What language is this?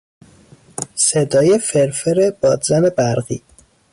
Persian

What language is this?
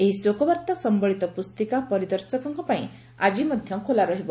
Odia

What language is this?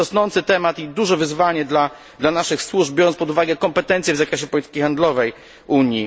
Polish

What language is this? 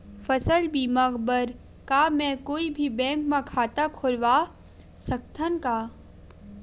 Chhattisgarhi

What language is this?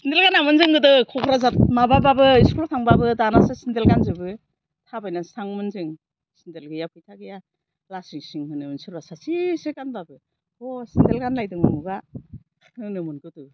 Bodo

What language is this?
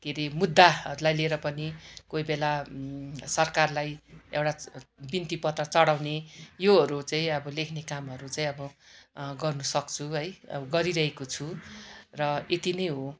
Nepali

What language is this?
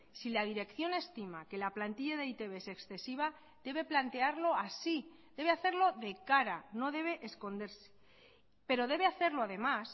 Spanish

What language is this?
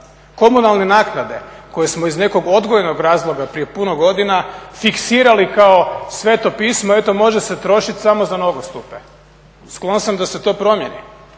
Croatian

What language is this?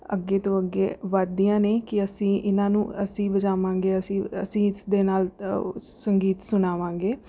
Punjabi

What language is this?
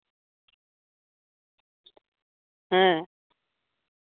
Santali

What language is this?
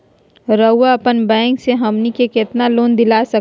Magahi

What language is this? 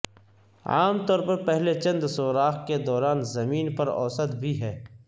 Urdu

